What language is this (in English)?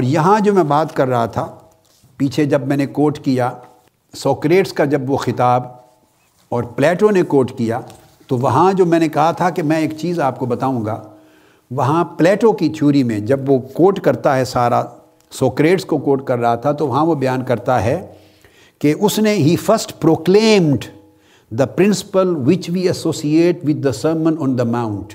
Urdu